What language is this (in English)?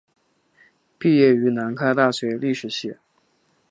Chinese